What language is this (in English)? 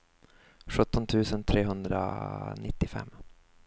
Swedish